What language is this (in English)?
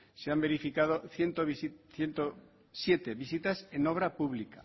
Spanish